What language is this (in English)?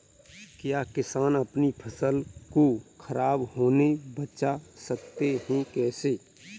Hindi